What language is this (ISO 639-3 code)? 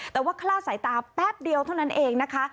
tha